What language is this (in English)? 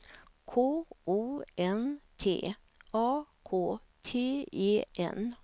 Swedish